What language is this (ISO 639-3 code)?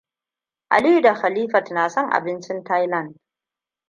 hau